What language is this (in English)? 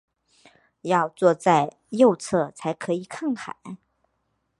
Chinese